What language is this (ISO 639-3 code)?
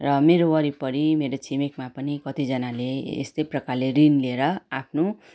nep